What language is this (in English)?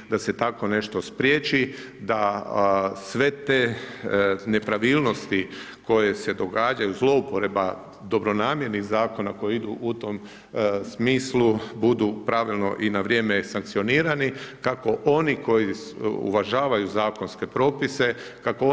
Croatian